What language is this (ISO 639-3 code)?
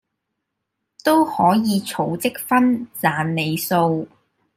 yue